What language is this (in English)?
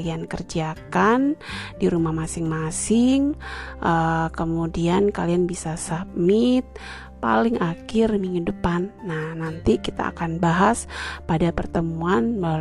Indonesian